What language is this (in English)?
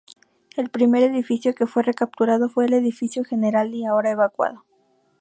Spanish